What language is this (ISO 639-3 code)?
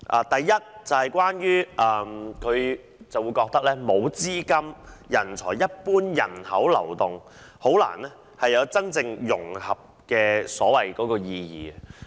yue